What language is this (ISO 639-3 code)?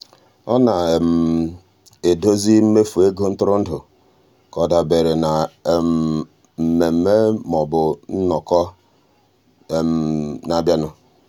ibo